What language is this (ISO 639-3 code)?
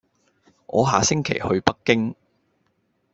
yue